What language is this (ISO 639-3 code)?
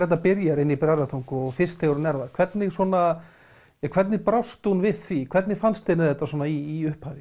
isl